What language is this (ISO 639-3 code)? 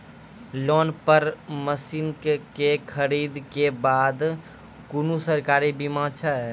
mai